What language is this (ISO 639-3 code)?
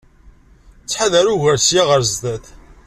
kab